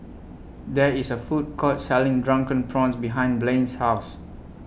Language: English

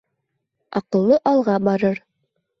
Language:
Bashkir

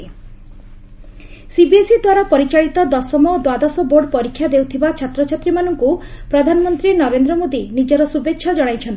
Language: Odia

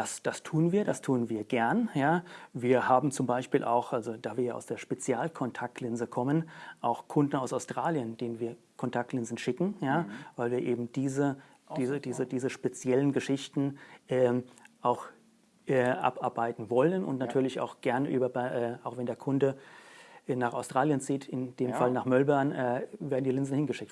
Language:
German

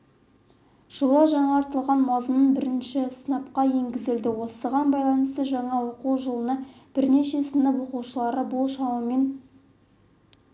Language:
Kazakh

